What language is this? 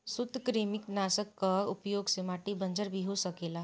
Bhojpuri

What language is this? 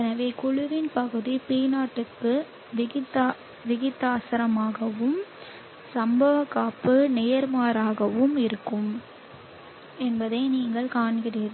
Tamil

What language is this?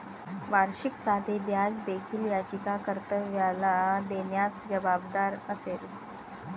Marathi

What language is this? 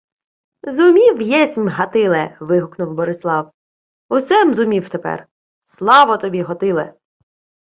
Ukrainian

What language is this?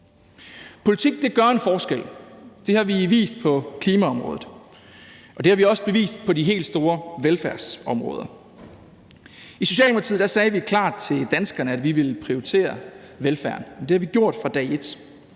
Danish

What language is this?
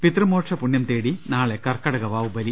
Malayalam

